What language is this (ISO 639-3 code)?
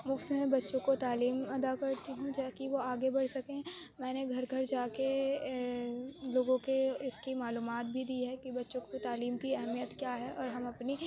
urd